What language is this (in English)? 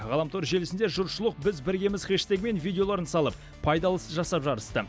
Kazakh